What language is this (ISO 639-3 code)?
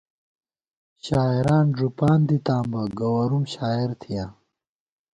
gwt